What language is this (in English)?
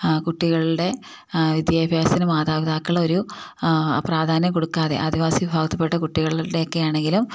Malayalam